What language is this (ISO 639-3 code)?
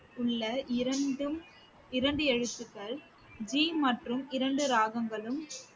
tam